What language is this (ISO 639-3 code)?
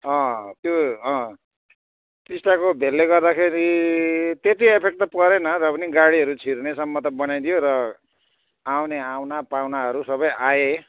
nep